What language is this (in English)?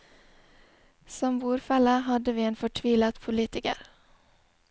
Norwegian